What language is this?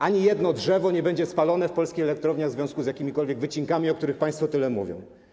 Polish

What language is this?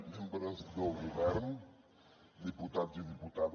Catalan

